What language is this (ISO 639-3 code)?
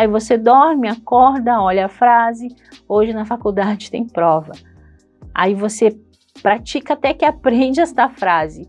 por